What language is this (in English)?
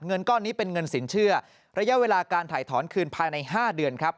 Thai